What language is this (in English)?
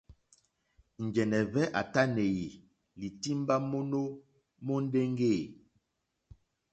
Mokpwe